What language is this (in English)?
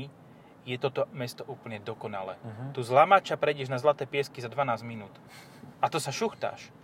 Slovak